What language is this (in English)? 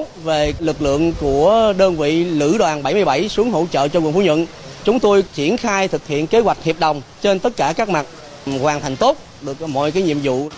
Vietnamese